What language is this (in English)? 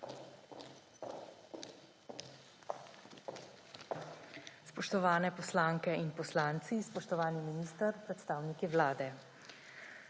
Slovenian